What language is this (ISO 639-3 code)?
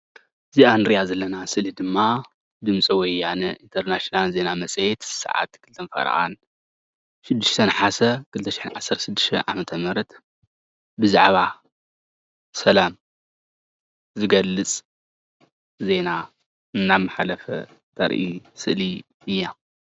tir